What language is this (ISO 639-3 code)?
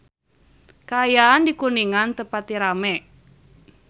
sun